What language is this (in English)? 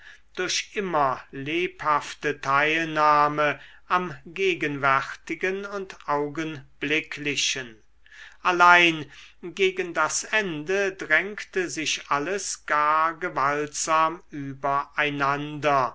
German